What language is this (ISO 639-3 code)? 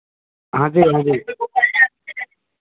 hin